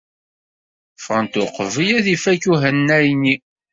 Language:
Kabyle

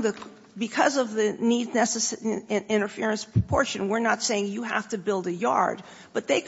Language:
English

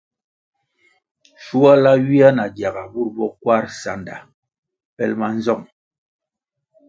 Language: Kwasio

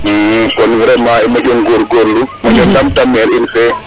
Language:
Serer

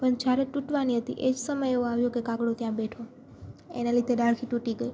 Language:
Gujarati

